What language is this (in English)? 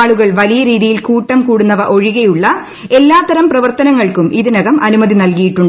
Malayalam